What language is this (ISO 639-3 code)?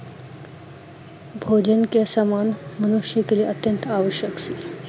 pan